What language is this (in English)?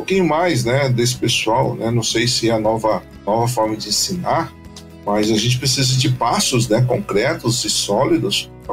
Portuguese